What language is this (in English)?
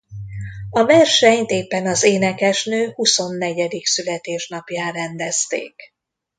Hungarian